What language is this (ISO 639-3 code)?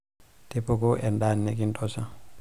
mas